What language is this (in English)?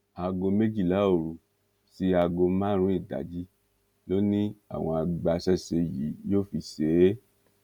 Yoruba